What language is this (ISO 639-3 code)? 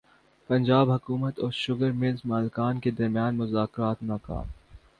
urd